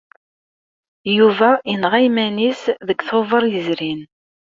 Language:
Kabyle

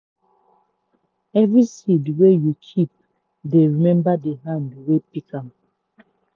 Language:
Nigerian Pidgin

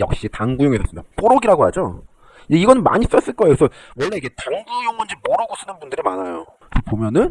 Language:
Korean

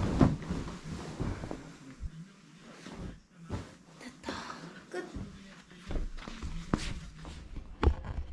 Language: Korean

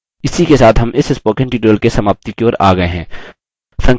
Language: Hindi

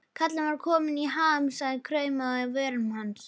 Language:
Icelandic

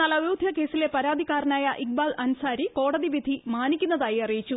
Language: Malayalam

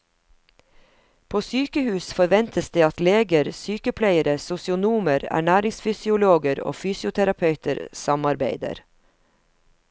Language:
Norwegian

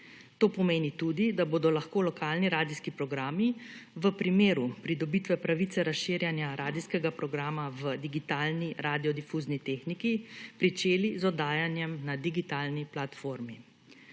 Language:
Slovenian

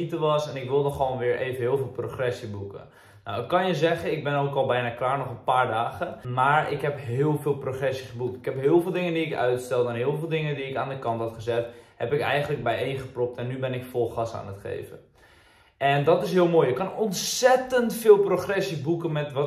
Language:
Dutch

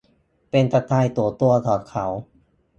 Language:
Thai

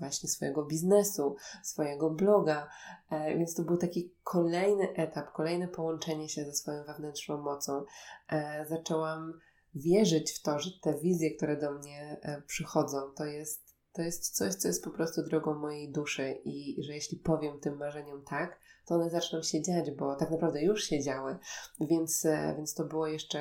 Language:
Polish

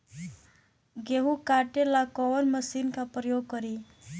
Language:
Bhojpuri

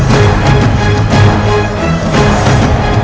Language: Indonesian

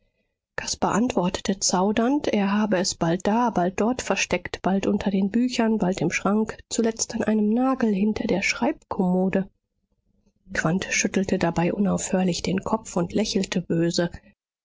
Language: German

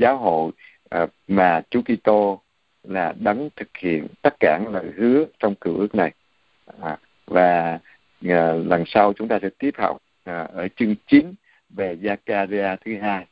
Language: Vietnamese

